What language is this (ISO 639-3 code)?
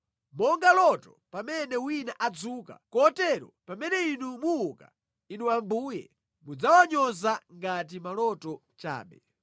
nya